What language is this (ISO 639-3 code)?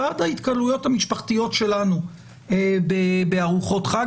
heb